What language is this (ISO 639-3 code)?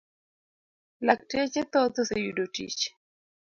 luo